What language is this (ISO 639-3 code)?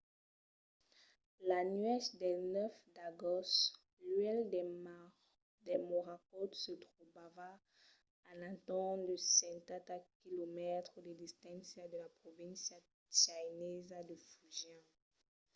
oci